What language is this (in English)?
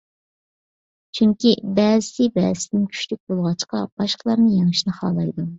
Uyghur